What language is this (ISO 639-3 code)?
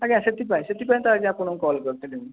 ori